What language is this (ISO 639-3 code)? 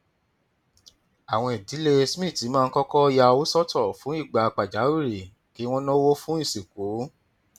yor